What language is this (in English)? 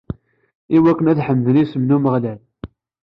Kabyle